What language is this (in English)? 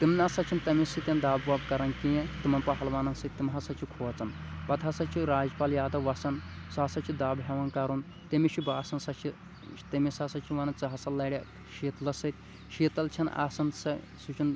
Kashmiri